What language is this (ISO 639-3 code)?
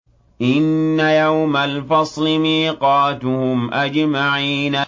ara